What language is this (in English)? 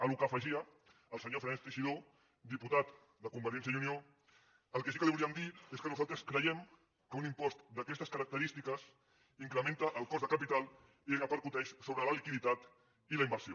Catalan